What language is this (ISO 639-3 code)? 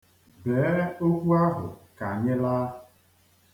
ibo